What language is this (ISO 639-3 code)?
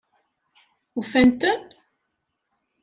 kab